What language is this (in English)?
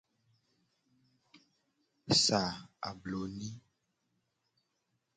Gen